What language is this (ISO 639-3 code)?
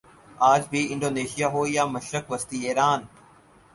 urd